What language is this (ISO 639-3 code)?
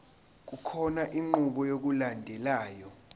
zul